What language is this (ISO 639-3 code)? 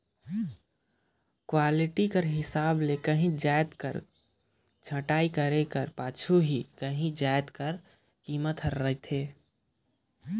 hne